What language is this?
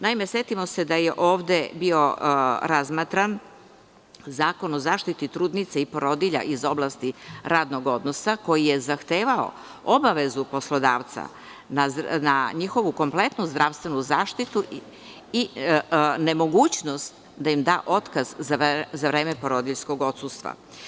Serbian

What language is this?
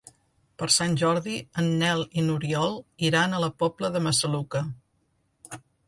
Catalan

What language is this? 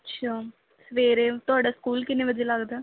Punjabi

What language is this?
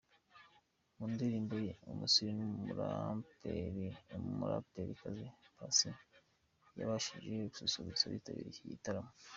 Kinyarwanda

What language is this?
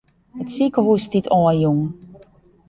Western Frisian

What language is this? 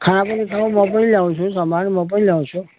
Nepali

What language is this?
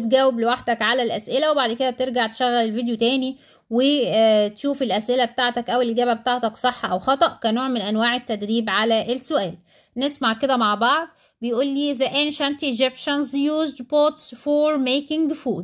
Arabic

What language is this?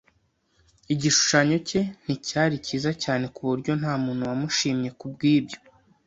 Kinyarwanda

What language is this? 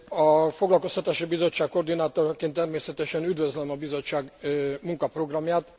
Hungarian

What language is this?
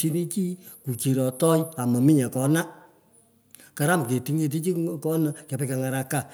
Pökoot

